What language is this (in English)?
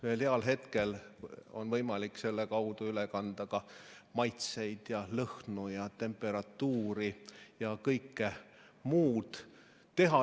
Estonian